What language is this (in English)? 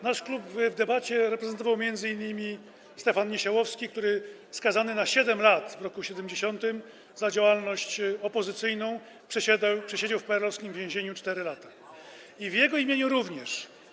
Polish